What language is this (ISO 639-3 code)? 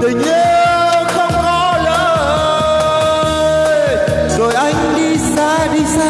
vie